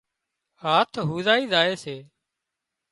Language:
Wadiyara Koli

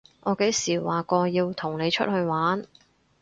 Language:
Cantonese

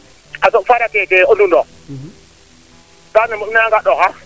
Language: Serer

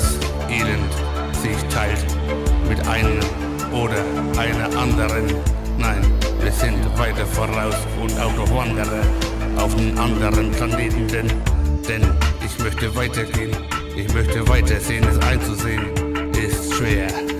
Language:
German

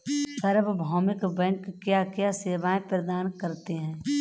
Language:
Hindi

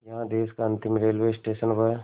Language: Hindi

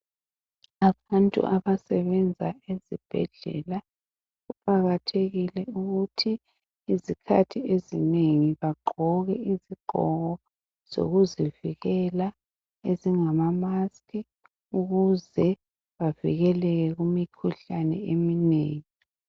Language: North Ndebele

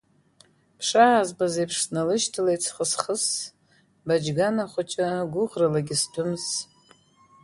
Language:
Abkhazian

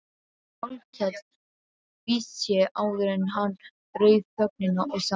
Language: Icelandic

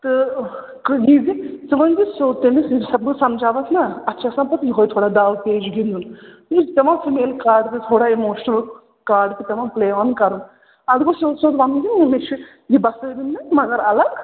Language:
Kashmiri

